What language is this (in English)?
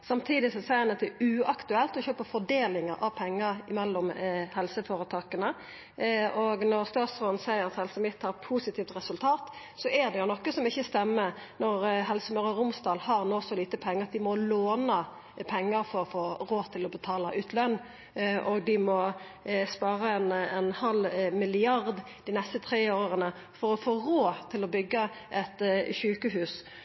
Norwegian Nynorsk